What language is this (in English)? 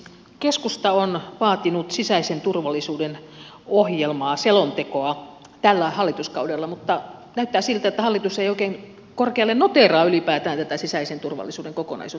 Finnish